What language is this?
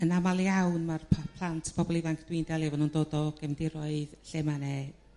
Welsh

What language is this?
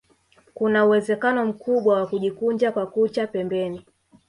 Swahili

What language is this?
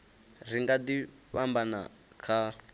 Venda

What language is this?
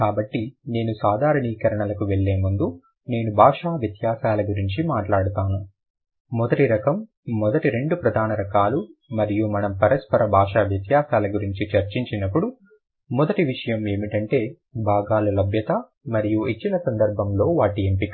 Telugu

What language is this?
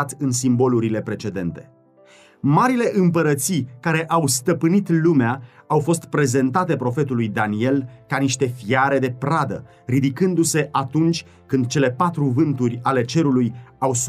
Romanian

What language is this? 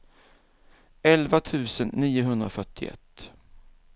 Swedish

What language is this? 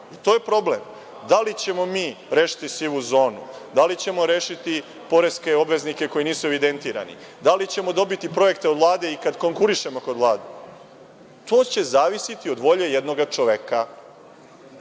Serbian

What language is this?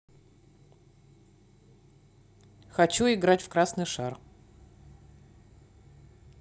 Russian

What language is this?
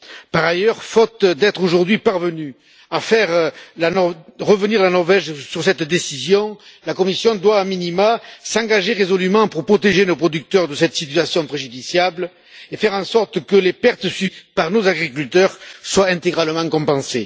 French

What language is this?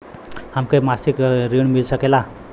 Bhojpuri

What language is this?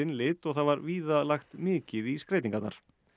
Icelandic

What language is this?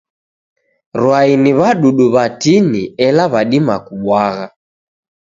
Taita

